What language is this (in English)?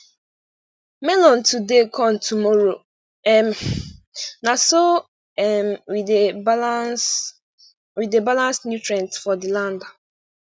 Nigerian Pidgin